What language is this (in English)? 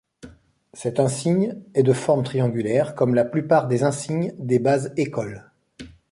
French